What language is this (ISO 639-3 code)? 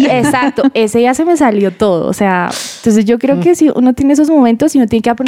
spa